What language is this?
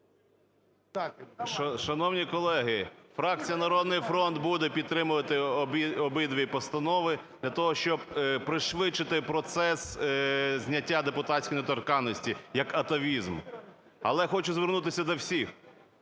Ukrainian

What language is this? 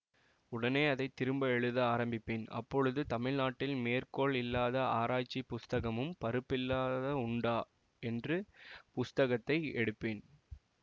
Tamil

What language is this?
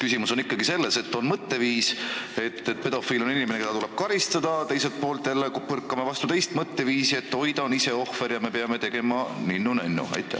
Estonian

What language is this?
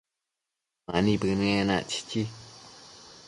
Matsés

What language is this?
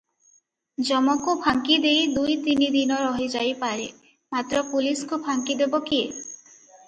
Odia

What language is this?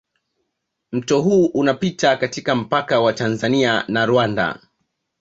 Swahili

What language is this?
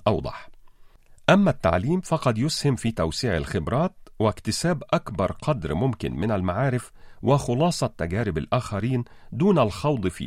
Arabic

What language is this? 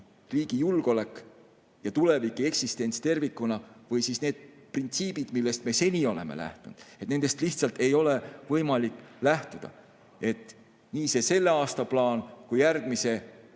Estonian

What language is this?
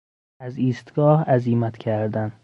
Persian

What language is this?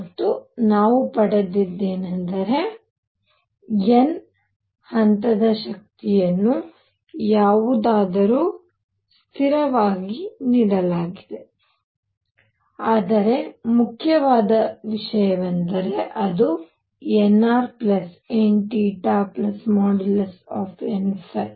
Kannada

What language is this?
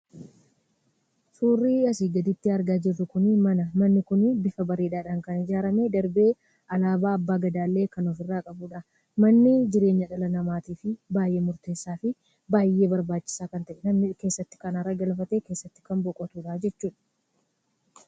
Oromo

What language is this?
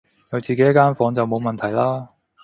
Cantonese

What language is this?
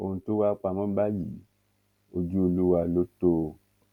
Yoruba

